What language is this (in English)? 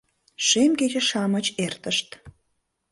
Mari